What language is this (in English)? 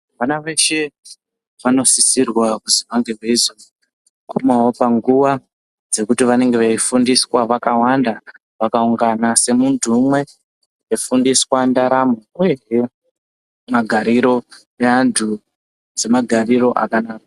Ndau